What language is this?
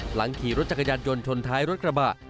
Thai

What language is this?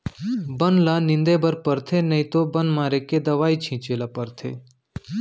Chhattisgarhi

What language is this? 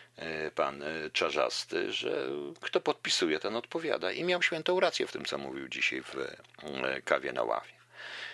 Polish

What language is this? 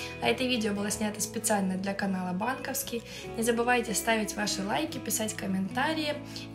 Russian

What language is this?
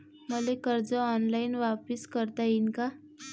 Marathi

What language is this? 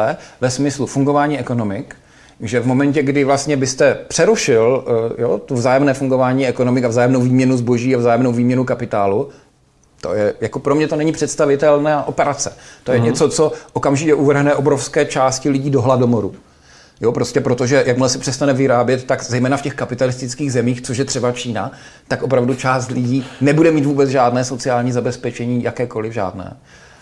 Czech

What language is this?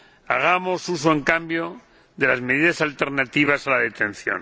Spanish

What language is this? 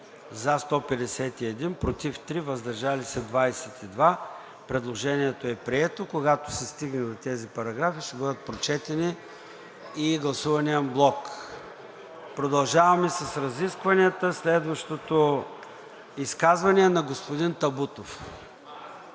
Bulgarian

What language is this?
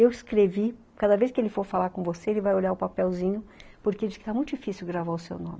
Portuguese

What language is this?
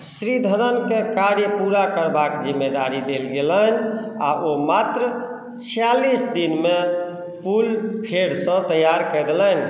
Maithili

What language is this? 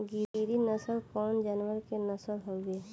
Bhojpuri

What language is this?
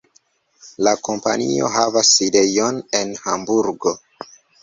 Esperanto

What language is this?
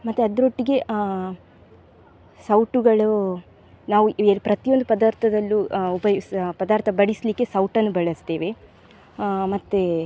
Kannada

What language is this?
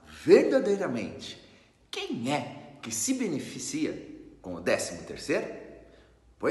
Portuguese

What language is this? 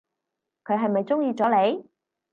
Cantonese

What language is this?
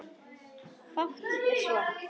Icelandic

